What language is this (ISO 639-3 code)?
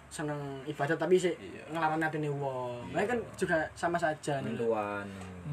ind